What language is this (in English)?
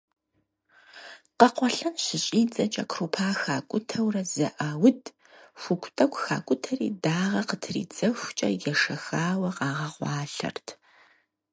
Kabardian